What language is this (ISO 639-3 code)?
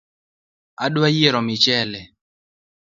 luo